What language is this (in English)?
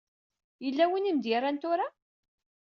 Kabyle